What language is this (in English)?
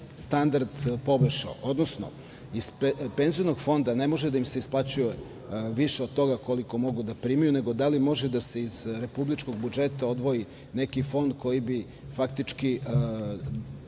Serbian